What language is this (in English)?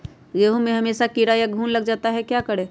Magahi